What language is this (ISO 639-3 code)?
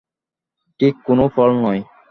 ben